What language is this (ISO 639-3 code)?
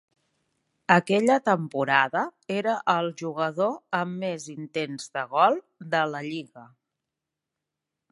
cat